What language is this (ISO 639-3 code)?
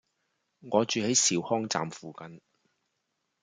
yue